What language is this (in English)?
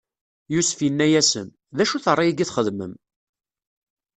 Kabyle